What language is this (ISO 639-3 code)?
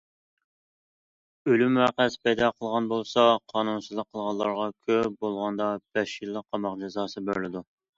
uig